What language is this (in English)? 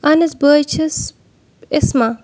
Kashmiri